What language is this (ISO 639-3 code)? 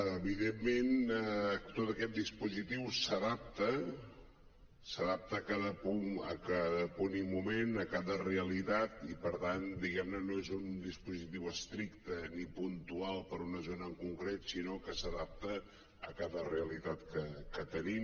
cat